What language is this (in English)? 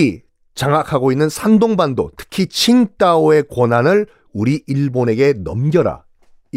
Korean